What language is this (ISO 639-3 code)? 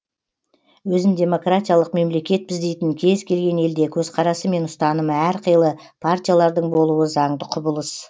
kaz